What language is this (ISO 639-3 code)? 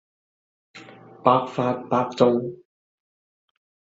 yue